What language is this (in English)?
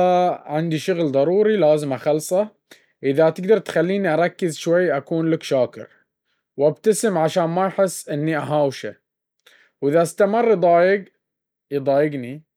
Baharna Arabic